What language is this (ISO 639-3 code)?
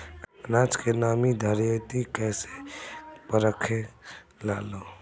bho